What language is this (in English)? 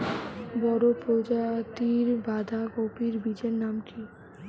Bangla